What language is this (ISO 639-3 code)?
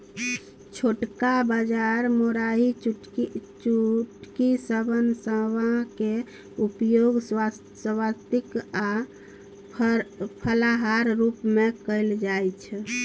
mai